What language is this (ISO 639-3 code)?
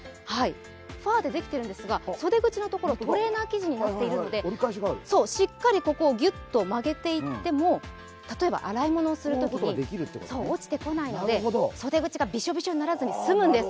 jpn